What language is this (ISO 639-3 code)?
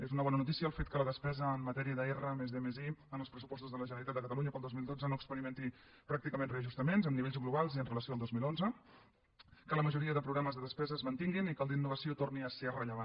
cat